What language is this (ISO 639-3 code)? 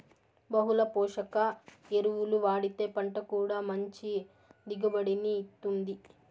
tel